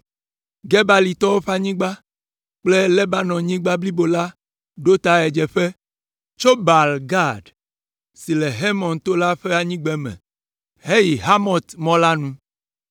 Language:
Ewe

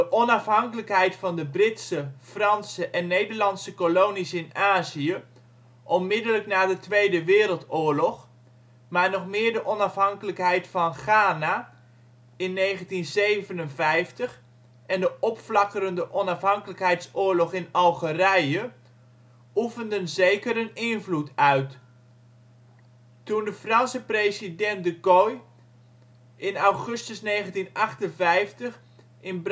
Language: Dutch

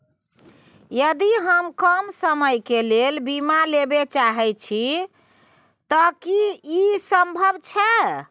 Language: Maithili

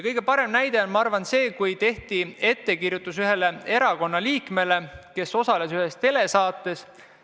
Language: Estonian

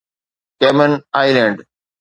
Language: Sindhi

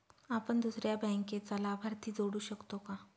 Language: Marathi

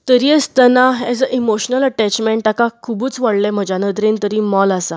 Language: Konkani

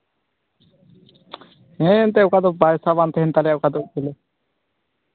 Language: Santali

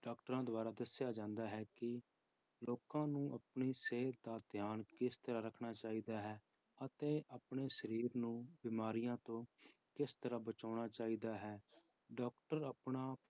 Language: Punjabi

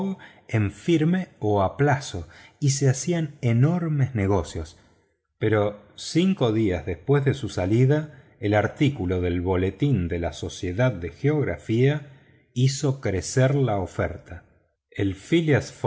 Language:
Spanish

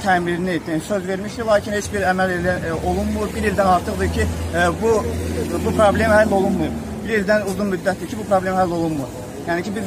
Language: Turkish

